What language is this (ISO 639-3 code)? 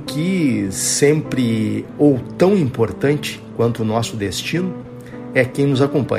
por